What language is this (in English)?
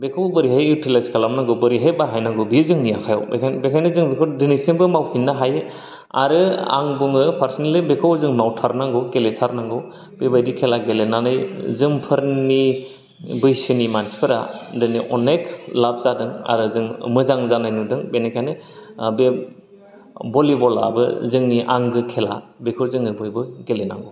Bodo